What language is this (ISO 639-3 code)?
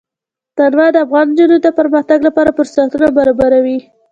pus